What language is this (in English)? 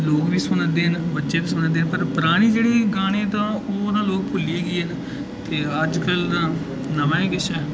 Dogri